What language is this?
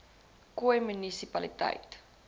Afrikaans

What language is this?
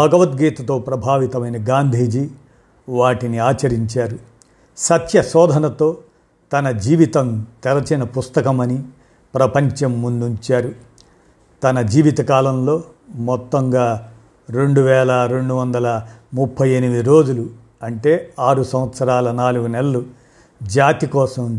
Telugu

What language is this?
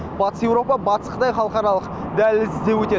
Kazakh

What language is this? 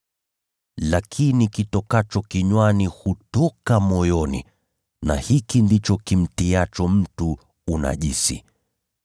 Swahili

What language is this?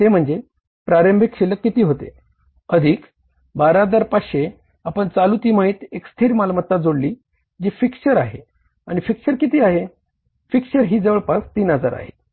Marathi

